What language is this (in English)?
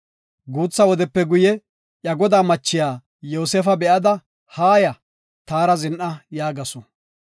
Gofa